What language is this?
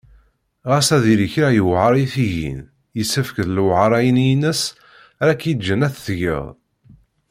Kabyle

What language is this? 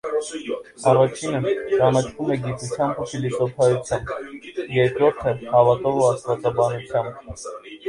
Armenian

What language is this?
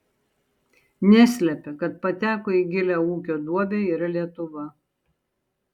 Lithuanian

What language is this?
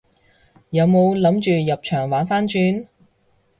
Cantonese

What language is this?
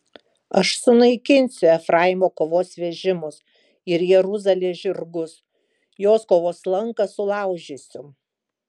Lithuanian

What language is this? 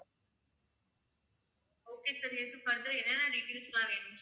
Tamil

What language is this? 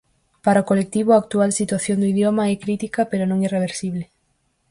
Galician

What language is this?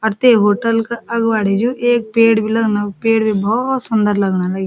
Garhwali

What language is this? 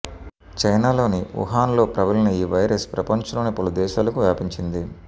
Telugu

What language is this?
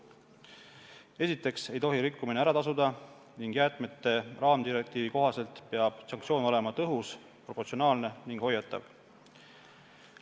Estonian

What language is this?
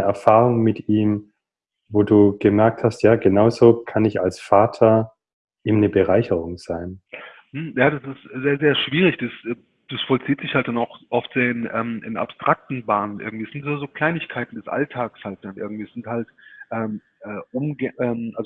German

